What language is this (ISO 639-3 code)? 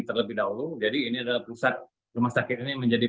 ind